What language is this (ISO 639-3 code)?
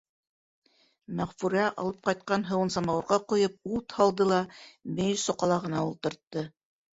bak